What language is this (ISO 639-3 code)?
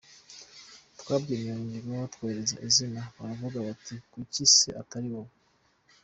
kin